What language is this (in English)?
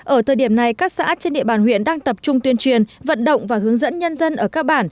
Vietnamese